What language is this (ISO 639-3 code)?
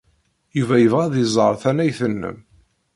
kab